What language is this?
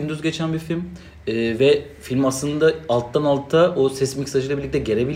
Turkish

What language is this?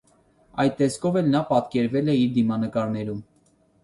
Armenian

